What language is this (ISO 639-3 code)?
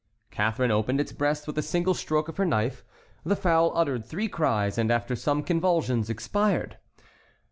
eng